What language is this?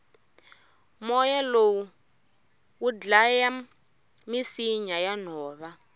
Tsonga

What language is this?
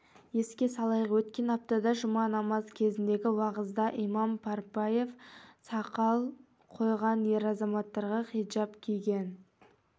Kazakh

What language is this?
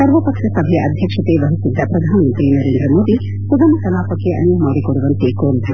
Kannada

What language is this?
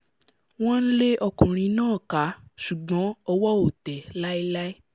Yoruba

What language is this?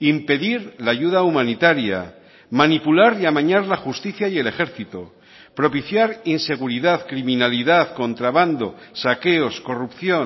Spanish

